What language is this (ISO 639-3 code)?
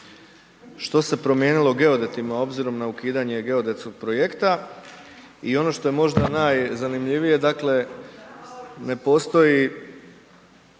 hrv